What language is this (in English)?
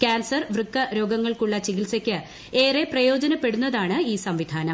Malayalam